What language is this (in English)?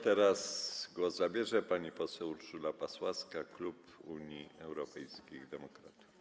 Polish